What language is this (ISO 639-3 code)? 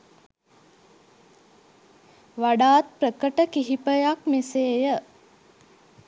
sin